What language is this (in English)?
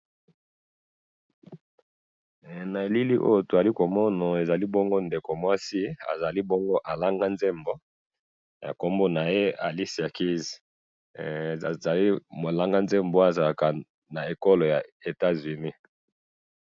Lingala